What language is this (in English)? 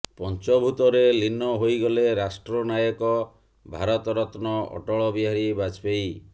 Odia